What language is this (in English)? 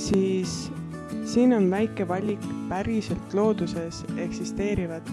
Dutch